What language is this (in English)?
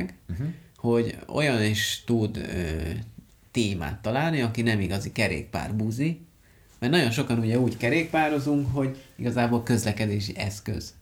Hungarian